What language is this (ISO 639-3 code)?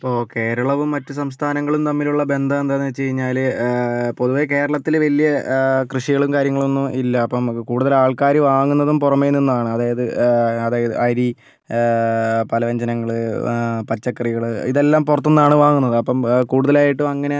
mal